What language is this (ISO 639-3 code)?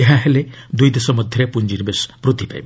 ori